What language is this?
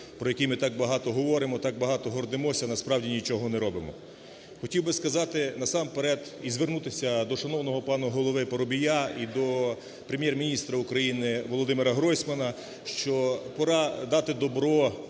Ukrainian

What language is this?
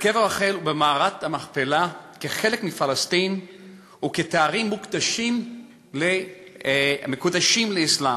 Hebrew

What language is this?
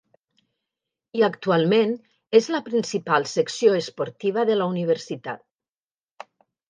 Catalan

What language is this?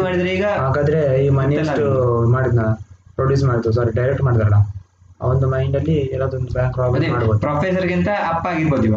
Kannada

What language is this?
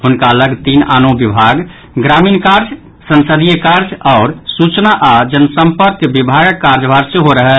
Maithili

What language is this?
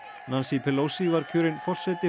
Icelandic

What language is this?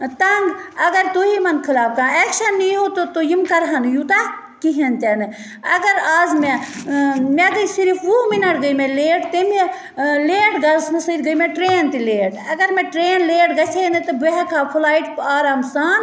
Kashmiri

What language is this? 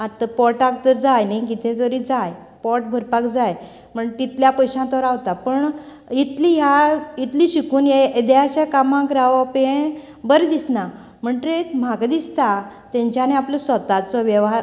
Konkani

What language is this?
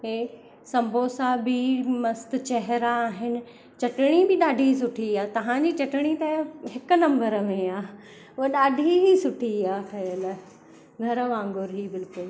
Sindhi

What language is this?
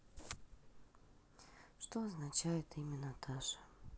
Russian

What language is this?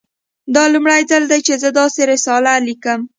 Pashto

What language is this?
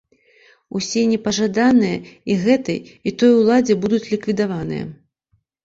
Belarusian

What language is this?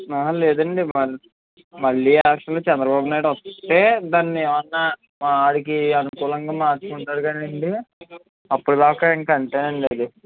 Telugu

